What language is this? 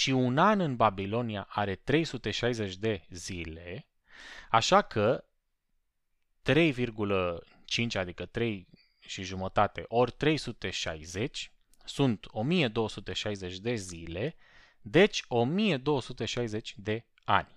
Romanian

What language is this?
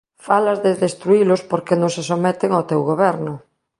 Galician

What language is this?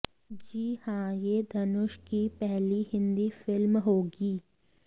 Hindi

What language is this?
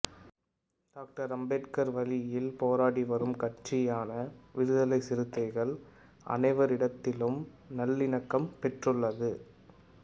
Tamil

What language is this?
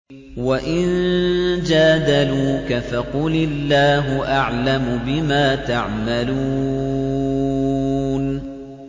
Arabic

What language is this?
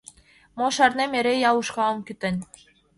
Mari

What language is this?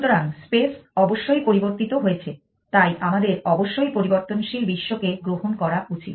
Bangla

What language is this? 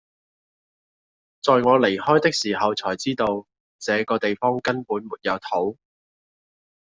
Cantonese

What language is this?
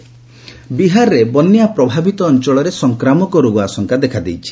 Odia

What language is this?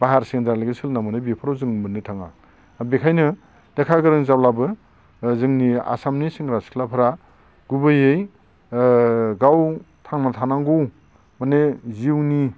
Bodo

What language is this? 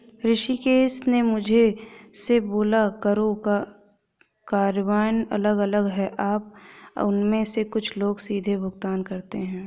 Hindi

